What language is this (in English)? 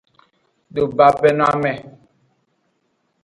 Aja (Benin)